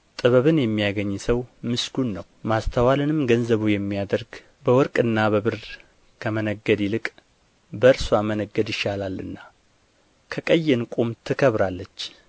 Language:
Amharic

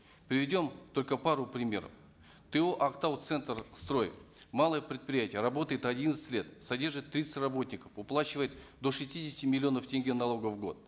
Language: Kazakh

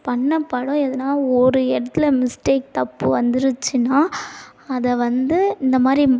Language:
Tamil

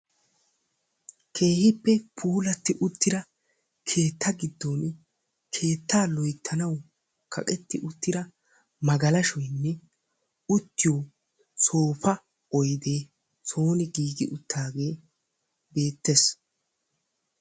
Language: Wolaytta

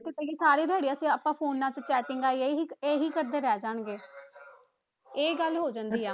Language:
Punjabi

